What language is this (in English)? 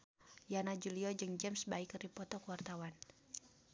Sundanese